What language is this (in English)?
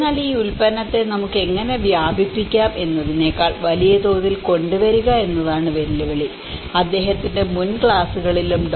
Malayalam